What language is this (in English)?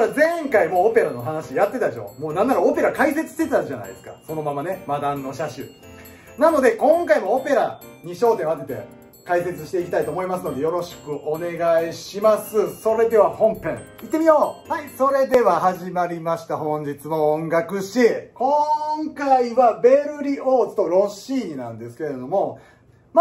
Japanese